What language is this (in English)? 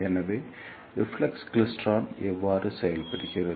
Tamil